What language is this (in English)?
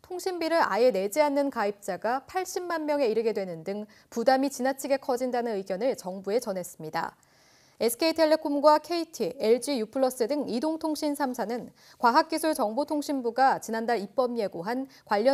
Korean